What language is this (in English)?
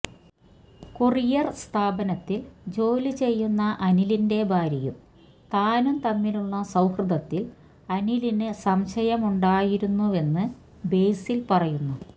Malayalam